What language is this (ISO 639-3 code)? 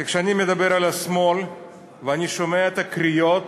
heb